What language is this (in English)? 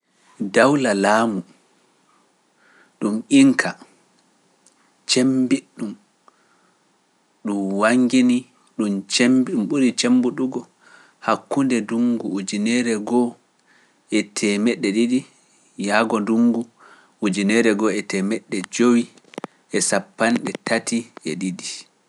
Pular